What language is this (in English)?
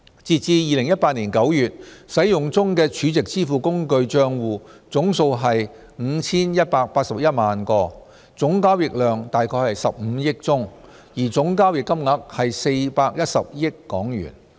Cantonese